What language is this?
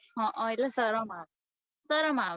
Gujarati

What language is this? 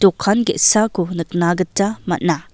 Garo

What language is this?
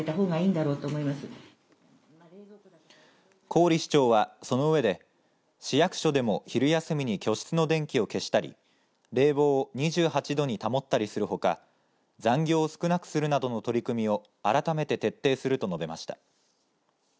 Japanese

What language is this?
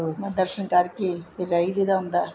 Punjabi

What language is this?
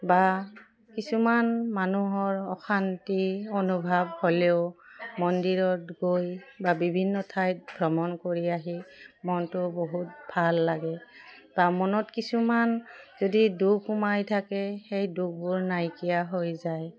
Assamese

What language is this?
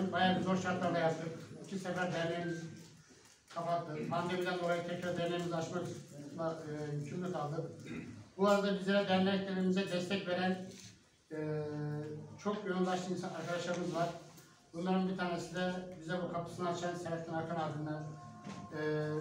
Turkish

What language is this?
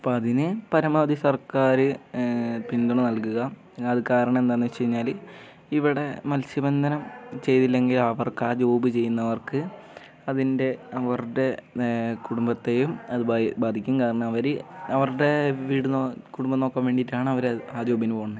Malayalam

